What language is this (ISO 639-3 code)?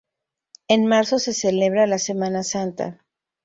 spa